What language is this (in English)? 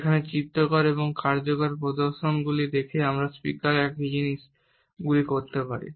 Bangla